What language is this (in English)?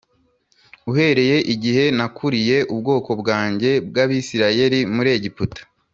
Kinyarwanda